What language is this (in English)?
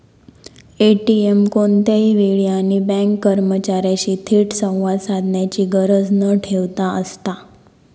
Marathi